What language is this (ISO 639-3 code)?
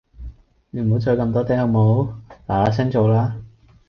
yue